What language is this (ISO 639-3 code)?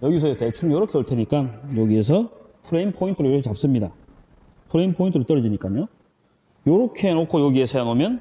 kor